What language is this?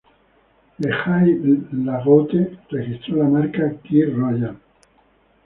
Spanish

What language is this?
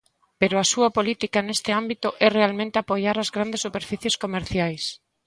Galician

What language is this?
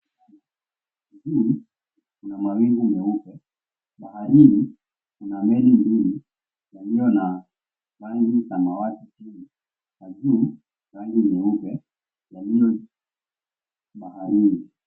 Swahili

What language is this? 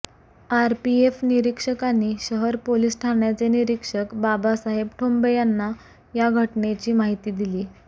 Marathi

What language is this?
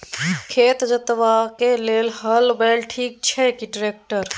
Maithili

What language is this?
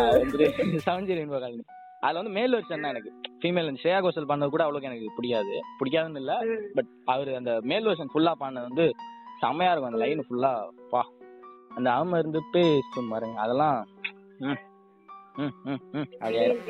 Tamil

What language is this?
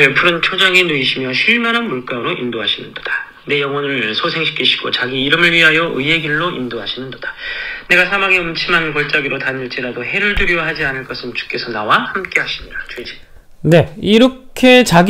Korean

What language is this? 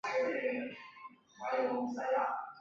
Chinese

